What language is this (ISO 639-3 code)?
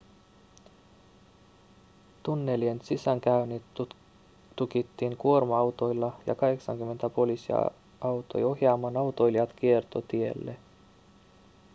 fin